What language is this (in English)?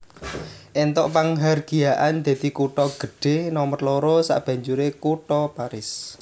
Javanese